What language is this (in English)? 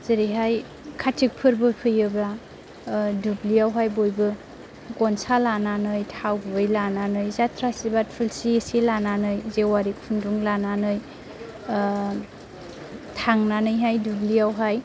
Bodo